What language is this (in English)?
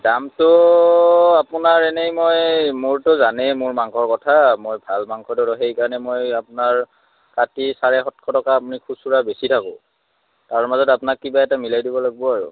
Assamese